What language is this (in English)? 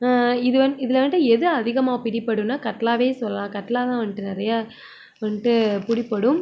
Tamil